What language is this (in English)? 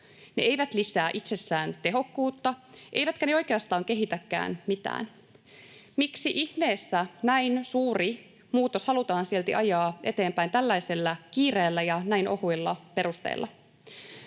Finnish